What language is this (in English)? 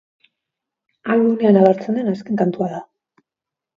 Basque